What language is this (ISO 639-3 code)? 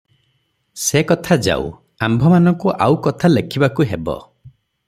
ori